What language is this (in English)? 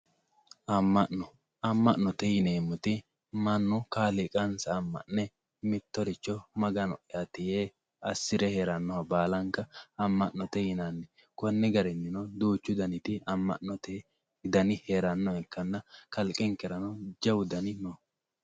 Sidamo